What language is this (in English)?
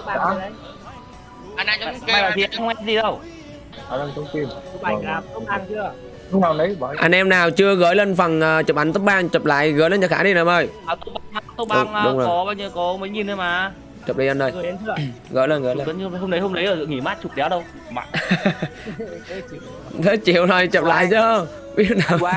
Vietnamese